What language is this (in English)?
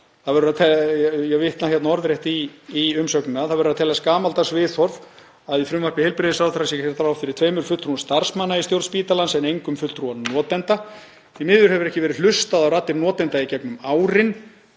Icelandic